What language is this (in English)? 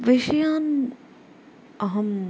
Sanskrit